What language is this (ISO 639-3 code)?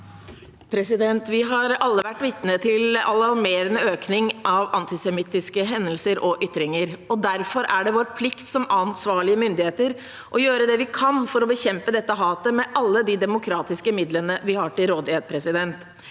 nor